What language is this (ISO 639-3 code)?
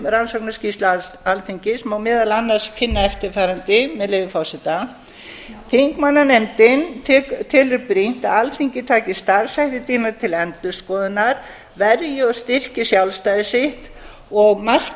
isl